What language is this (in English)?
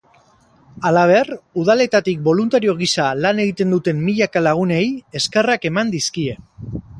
Basque